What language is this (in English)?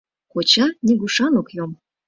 Mari